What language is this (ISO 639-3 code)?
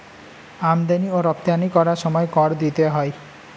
ben